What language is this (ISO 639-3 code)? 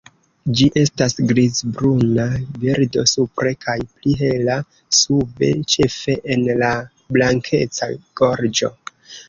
epo